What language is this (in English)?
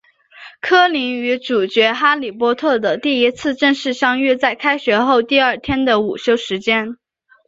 Chinese